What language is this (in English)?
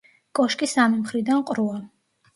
Georgian